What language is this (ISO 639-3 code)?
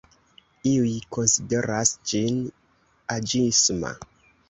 epo